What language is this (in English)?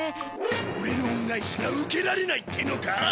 Japanese